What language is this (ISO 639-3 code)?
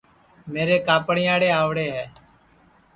ssi